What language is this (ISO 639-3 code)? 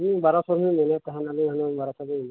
sat